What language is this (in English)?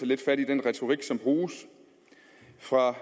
Danish